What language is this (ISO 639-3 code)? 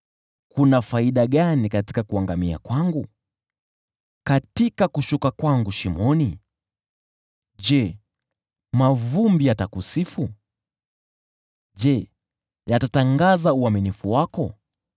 swa